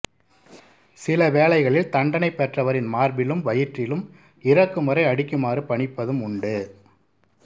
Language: Tamil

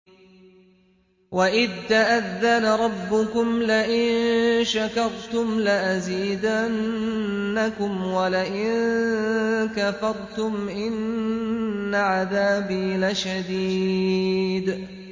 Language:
Arabic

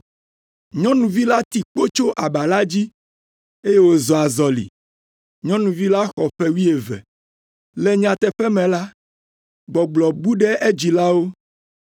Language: Ewe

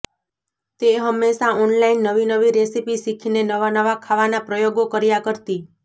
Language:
Gujarati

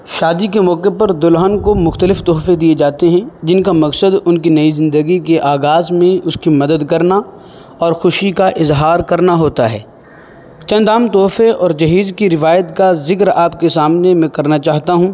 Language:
Urdu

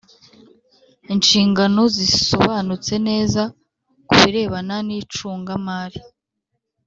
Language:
Kinyarwanda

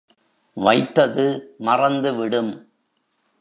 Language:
Tamil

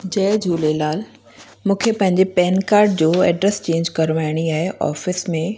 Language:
Sindhi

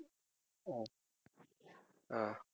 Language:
Tamil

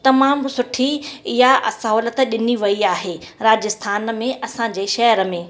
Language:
Sindhi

